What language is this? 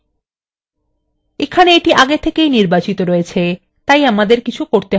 Bangla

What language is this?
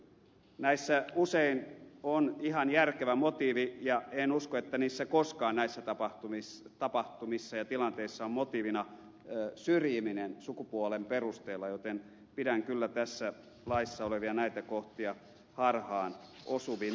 Finnish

